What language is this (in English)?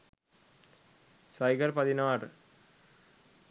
Sinhala